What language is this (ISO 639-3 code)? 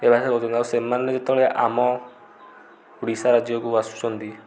ori